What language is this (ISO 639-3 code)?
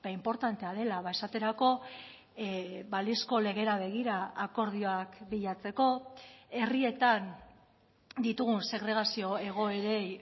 eus